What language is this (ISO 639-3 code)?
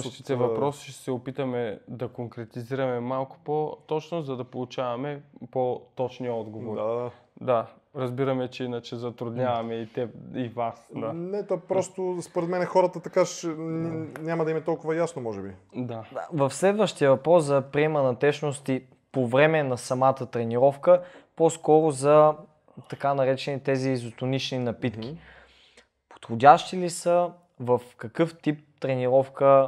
bul